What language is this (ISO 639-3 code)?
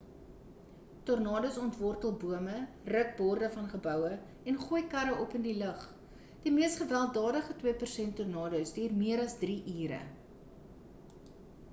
afr